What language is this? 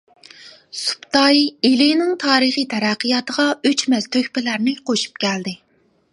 Uyghur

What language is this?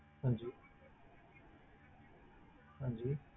Punjabi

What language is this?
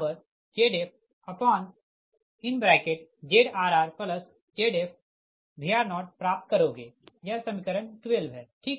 Hindi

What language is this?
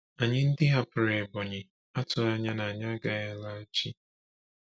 Igbo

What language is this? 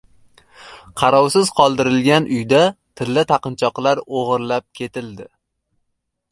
Uzbek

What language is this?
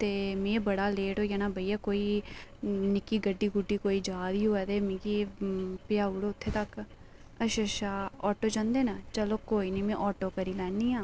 Dogri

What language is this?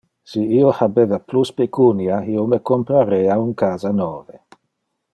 Interlingua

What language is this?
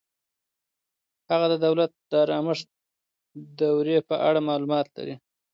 Pashto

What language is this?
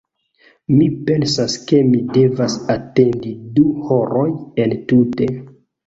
Esperanto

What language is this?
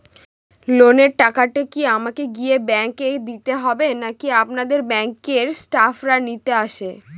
Bangla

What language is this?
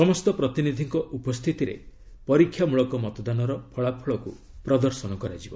Odia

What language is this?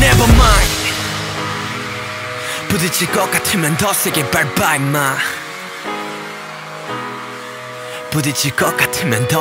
Persian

